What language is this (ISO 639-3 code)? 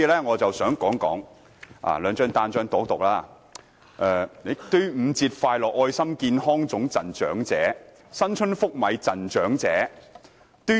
yue